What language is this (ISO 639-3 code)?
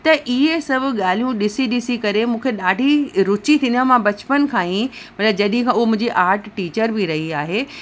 snd